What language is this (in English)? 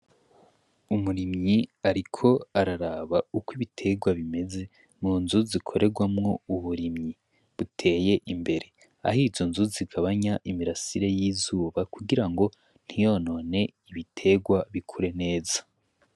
Rundi